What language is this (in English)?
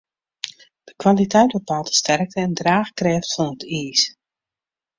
Western Frisian